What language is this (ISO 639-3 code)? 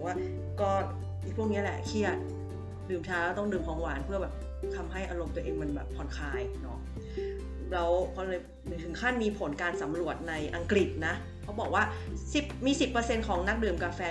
tha